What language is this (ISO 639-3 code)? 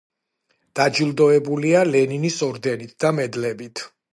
kat